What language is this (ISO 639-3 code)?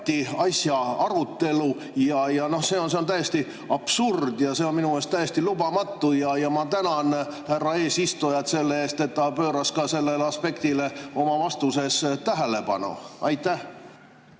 est